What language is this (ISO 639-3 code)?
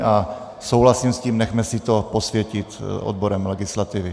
ces